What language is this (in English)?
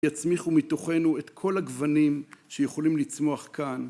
Hebrew